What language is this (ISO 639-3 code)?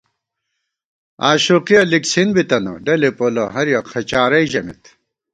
gwt